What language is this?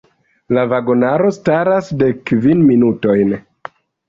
Esperanto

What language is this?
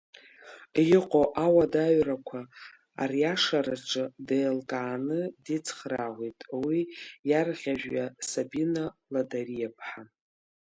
Abkhazian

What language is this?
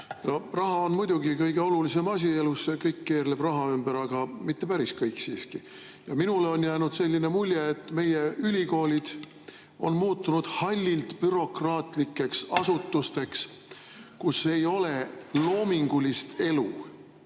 Estonian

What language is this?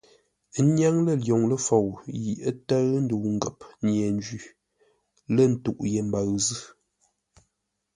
Ngombale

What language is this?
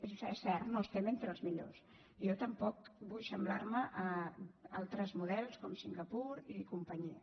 Catalan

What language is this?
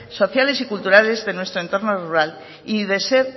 Spanish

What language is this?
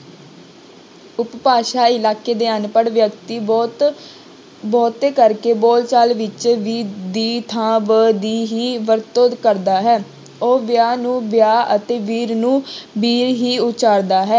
Punjabi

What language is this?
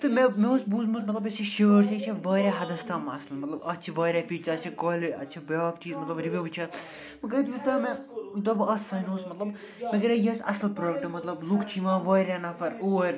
Kashmiri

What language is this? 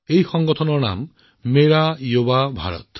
Assamese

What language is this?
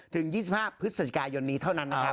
Thai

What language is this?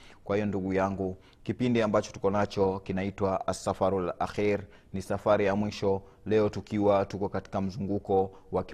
Swahili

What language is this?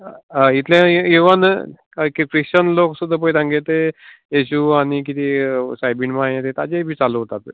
Konkani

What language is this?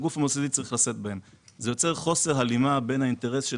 Hebrew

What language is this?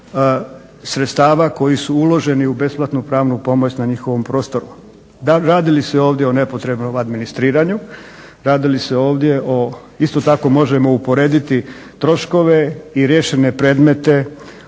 Croatian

